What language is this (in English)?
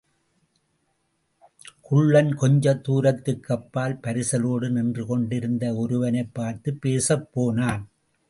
Tamil